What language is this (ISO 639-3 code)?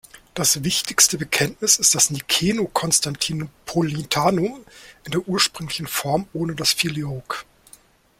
deu